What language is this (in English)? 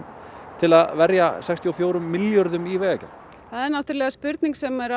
Icelandic